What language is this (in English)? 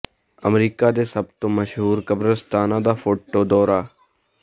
Punjabi